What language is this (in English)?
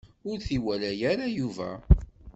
Kabyle